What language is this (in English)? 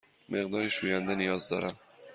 Persian